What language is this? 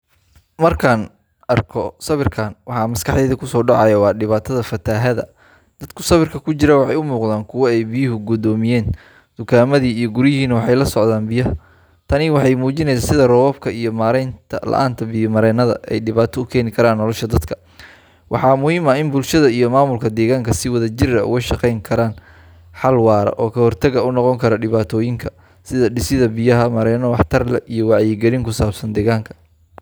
Somali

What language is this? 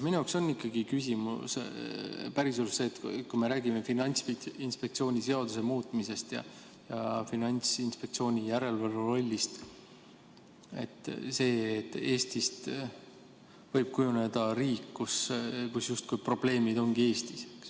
Estonian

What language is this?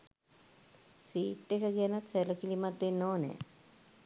Sinhala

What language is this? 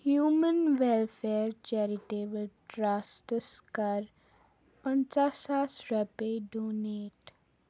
Kashmiri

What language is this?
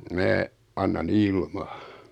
Finnish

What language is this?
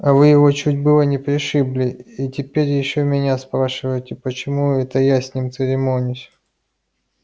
Russian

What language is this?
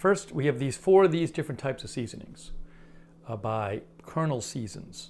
English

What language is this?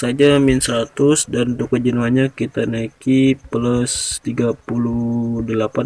Indonesian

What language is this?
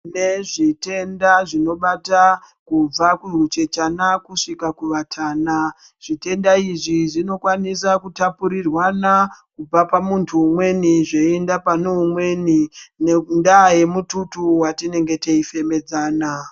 Ndau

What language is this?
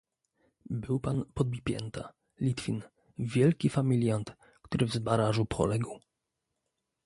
Polish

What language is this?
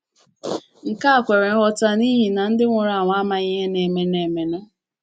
Igbo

